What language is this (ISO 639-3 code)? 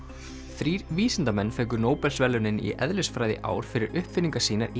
isl